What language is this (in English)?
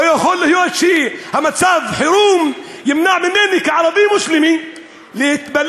Hebrew